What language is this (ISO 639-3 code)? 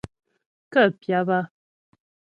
bbj